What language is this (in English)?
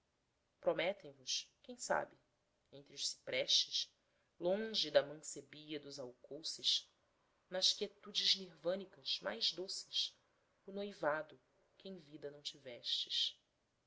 Portuguese